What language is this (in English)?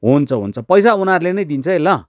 Nepali